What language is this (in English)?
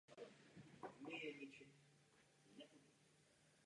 Czech